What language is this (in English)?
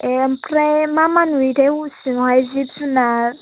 Bodo